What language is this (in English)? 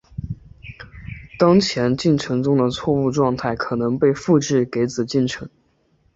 Chinese